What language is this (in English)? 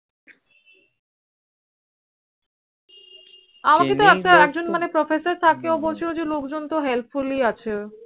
Bangla